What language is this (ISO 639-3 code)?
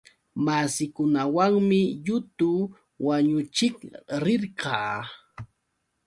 qux